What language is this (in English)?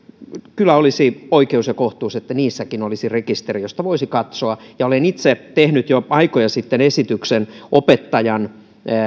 Finnish